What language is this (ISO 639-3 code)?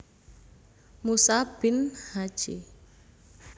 jav